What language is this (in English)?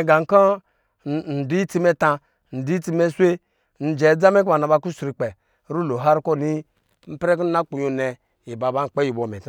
Lijili